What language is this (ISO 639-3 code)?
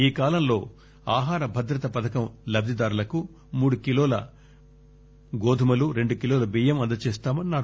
tel